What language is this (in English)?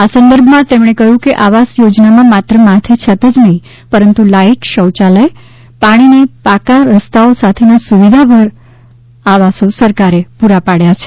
Gujarati